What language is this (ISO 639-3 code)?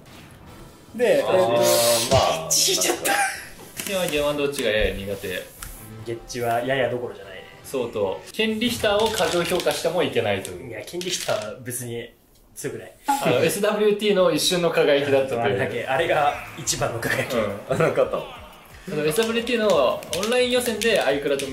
jpn